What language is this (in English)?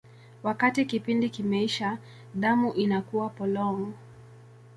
Swahili